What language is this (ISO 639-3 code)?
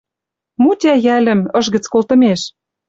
mrj